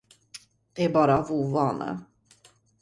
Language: Swedish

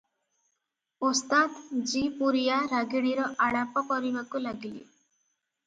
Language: Odia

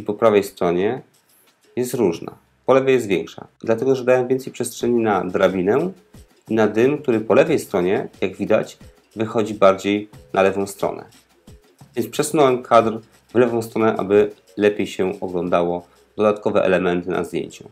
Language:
Polish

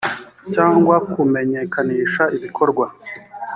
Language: Kinyarwanda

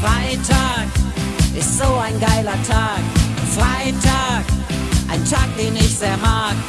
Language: German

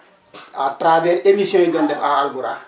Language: Wolof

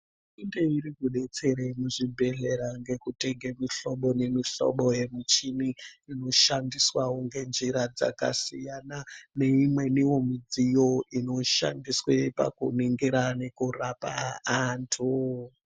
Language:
Ndau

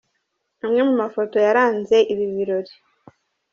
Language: Kinyarwanda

